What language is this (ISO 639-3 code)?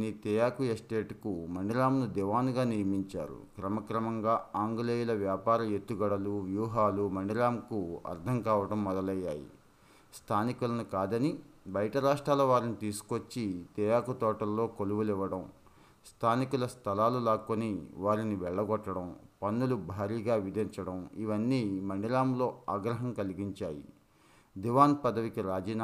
tel